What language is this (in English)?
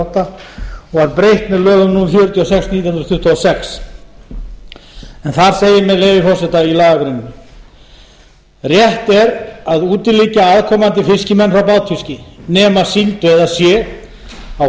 Icelandic